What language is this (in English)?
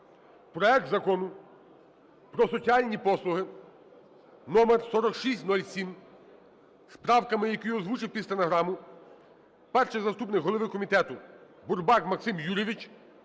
Ukrainian